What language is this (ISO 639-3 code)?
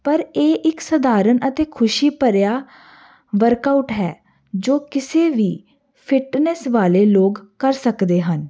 pan